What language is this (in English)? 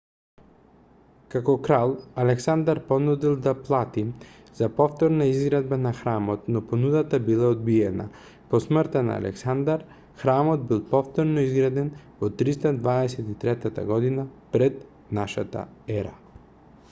Macedonian